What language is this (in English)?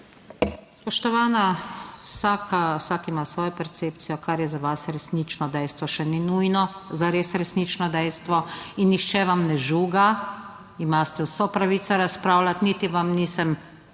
Slovenian